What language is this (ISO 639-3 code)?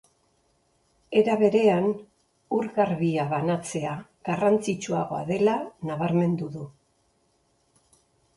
eus